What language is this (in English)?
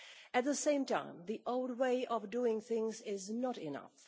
English